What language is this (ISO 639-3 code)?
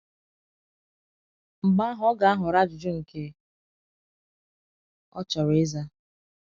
ibo